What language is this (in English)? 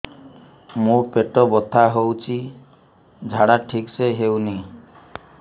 Odia